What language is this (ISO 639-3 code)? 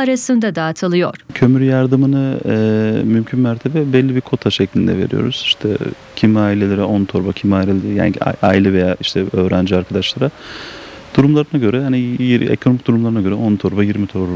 tur